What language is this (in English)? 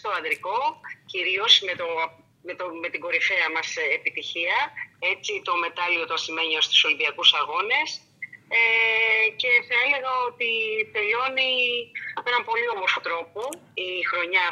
Greek